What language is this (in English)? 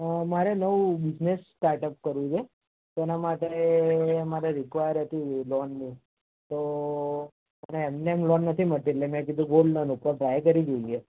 Gujarati